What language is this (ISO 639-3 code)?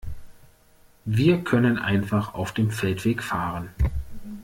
deu